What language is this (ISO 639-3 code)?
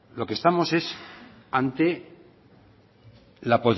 spa